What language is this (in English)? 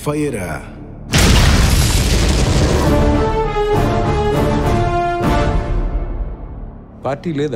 Hindi